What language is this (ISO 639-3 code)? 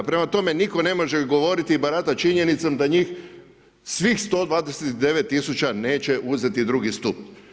hrv